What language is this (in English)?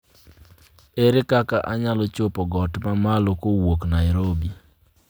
Luo (Kenya and Tanzania)